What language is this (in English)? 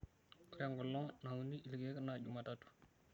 Masai